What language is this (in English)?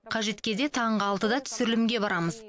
Kazakh